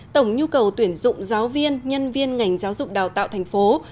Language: Vietnamese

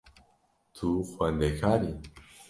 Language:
Kurdish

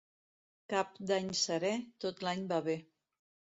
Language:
Catalan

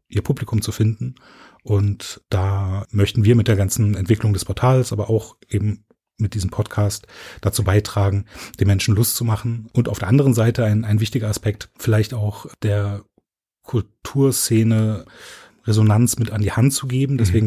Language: German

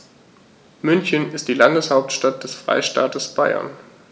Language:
German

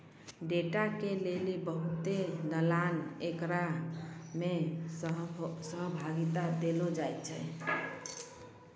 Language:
Maithili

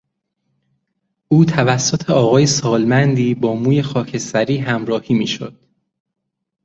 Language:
Persian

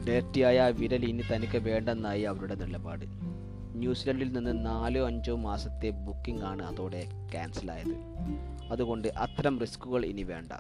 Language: Malayalam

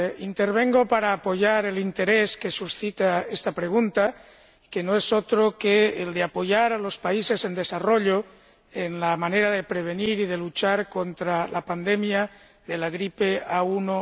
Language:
Spanish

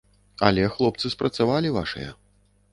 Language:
Belarusian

